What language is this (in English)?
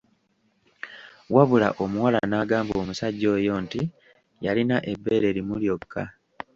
Ganda